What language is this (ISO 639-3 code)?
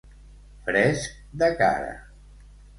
cat